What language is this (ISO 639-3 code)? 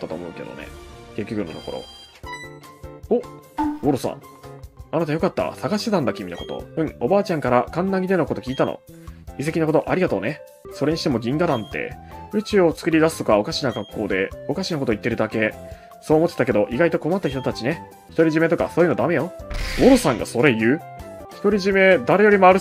jpn